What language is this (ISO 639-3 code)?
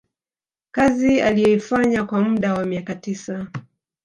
swa